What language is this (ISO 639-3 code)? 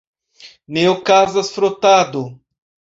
epo